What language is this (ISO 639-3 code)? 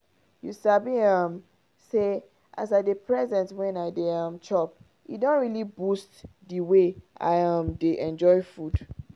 pcm